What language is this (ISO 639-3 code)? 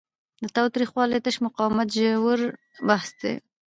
pus